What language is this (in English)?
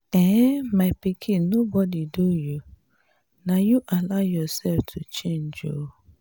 Nigerian Pidgin